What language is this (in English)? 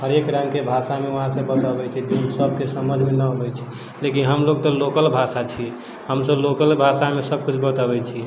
Maithili